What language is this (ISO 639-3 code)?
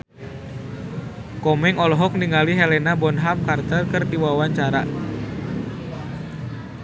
sun